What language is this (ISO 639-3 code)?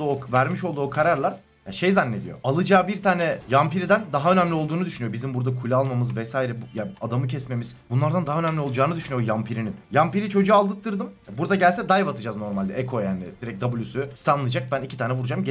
tur